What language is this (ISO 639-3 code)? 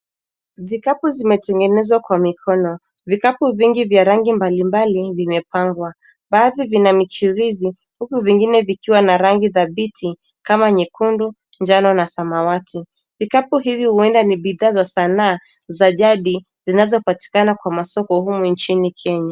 swa